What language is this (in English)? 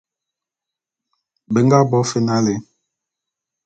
Bulu